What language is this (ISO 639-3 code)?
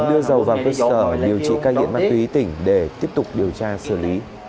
vie